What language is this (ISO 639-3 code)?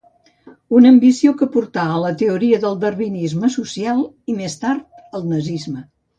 cat